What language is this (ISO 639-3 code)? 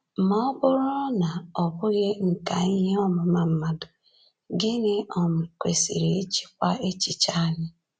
ibo